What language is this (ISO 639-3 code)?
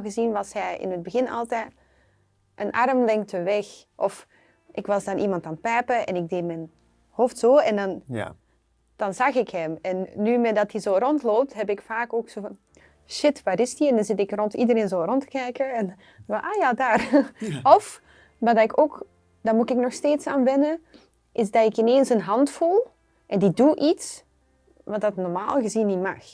nld